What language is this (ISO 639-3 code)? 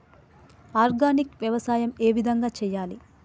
tel